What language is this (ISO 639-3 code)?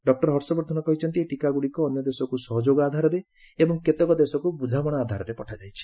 ori